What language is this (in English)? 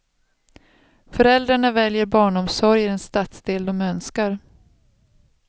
Swedish